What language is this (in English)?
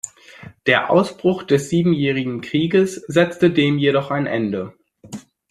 German